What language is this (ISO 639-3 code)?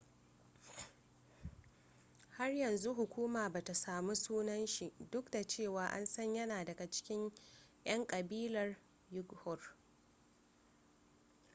hau